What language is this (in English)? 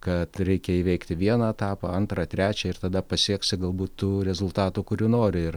Lithuanian